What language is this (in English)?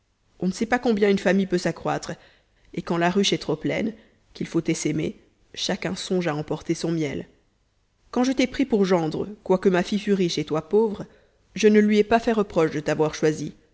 French